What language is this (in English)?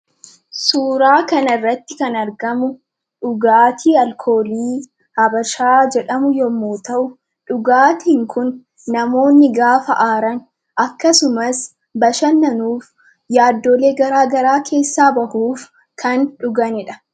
Oromo